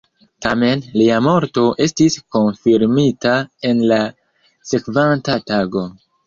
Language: Esperanto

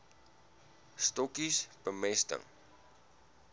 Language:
Afrikaans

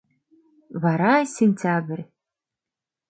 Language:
Mari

